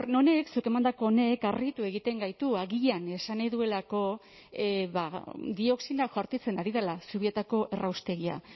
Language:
Basque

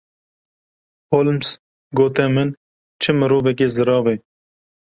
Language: Kurdish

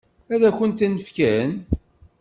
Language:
Kabyle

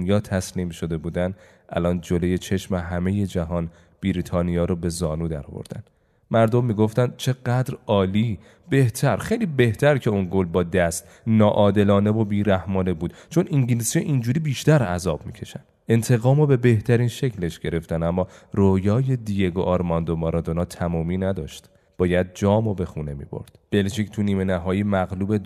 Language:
Persian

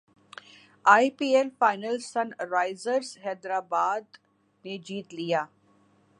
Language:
Urdu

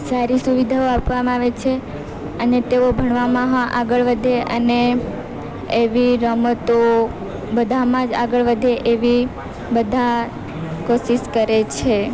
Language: Gujarati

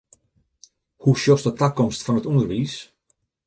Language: Western Frisian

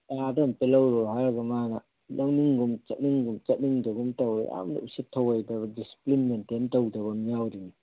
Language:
Manipuri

